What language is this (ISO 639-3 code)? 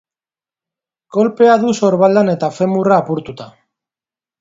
eus